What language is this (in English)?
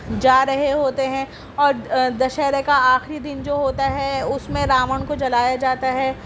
Urdu